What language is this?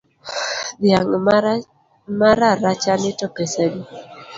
Luo (Kenya and Tanzania)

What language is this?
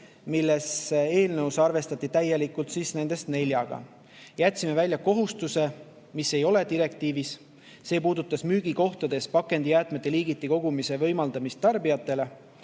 Estonian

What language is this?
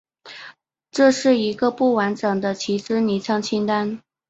Chinese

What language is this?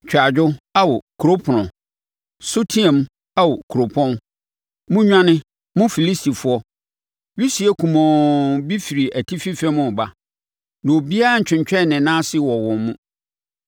Akan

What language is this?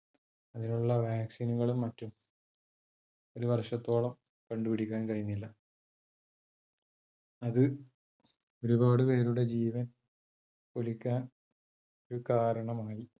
Malayalam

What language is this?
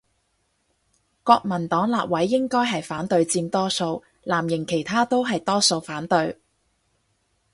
Cantonese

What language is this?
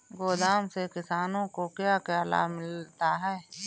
Hindi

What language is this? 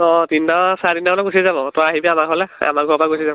Assamese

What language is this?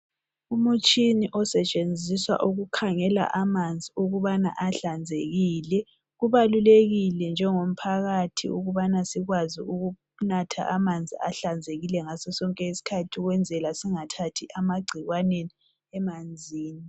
North Ndebele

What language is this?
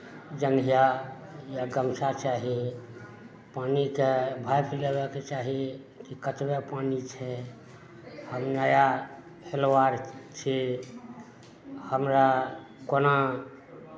Maithili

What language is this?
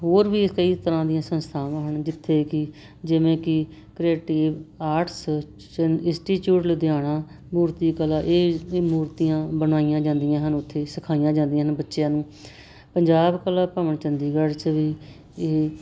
Punjabi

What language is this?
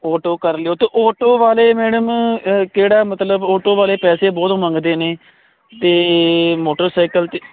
Punjabi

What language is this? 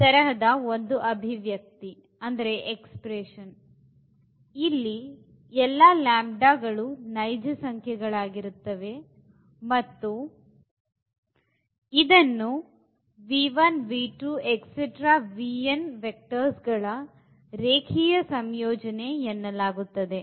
Kannada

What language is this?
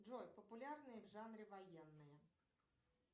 Russian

